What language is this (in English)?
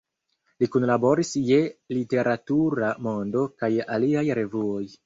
Esperanto